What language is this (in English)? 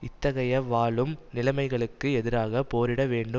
Tamil